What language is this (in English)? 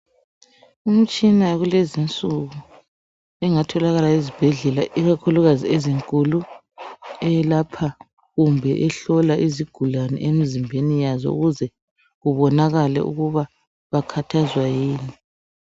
North Ndebele